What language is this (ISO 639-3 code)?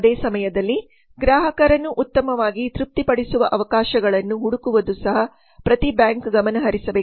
kan